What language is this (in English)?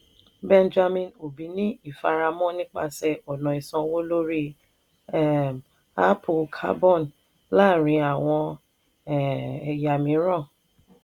Yoruba